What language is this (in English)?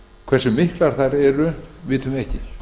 Icelandic